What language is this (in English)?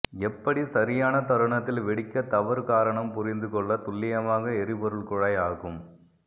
Tamil